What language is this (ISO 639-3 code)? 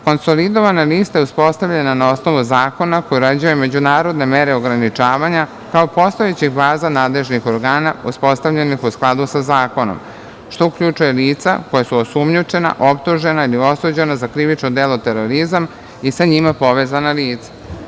srp